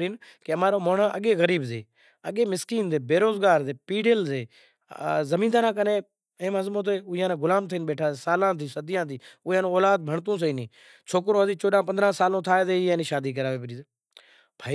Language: Kachi Koli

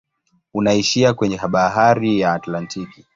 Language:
Swahili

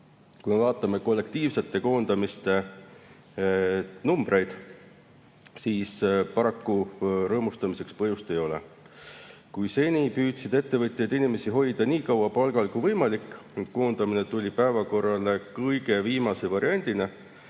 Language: Estonian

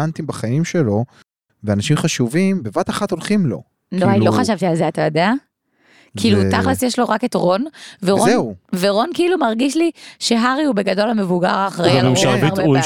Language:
Hebrew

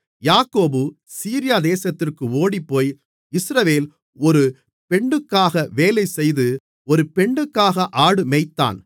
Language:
Tamil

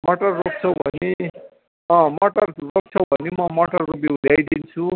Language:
Nepali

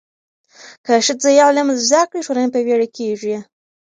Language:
Pashto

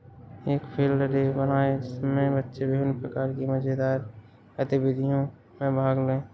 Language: Hindi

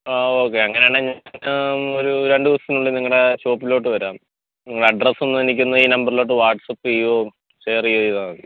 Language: Malayalam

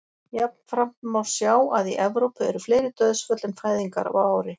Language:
Icelandic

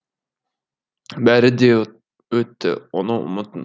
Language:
Kazakh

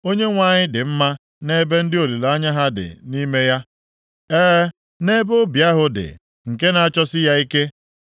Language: Igbo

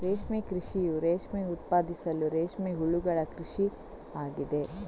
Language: Kannada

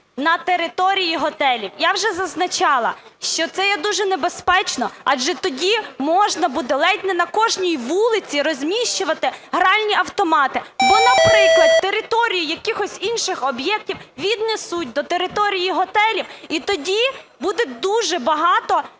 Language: Ukrainian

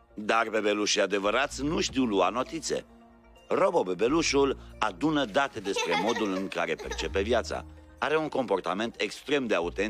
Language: Romanian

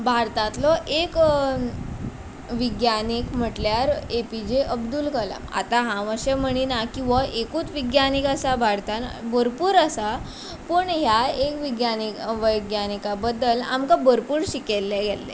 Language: Konkani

